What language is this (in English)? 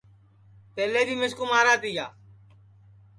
Sansi